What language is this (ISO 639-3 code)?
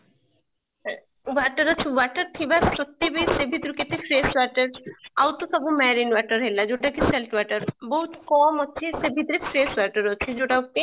ori